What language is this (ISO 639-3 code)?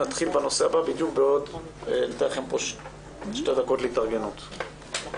heb